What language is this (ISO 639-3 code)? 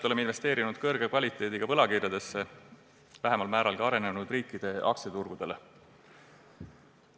est